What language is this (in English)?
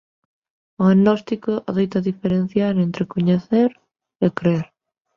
Galician